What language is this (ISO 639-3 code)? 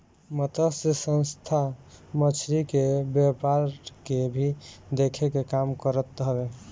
bho